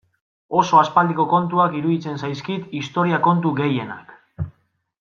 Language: Basque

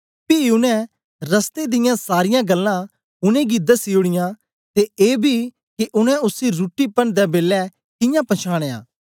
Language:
Dogri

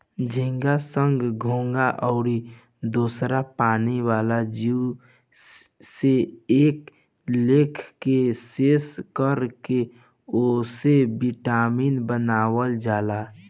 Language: Bhojpuri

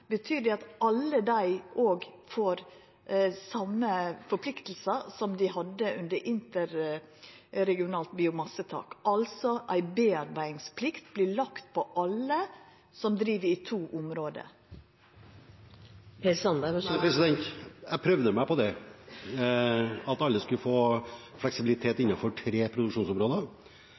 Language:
Norwegian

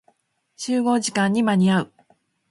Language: Japanese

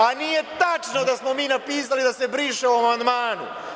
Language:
Serbian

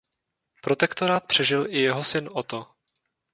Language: Czech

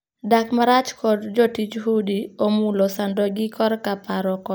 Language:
Luo (Kenya and Tanzania)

